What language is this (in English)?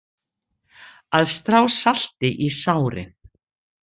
Icelandic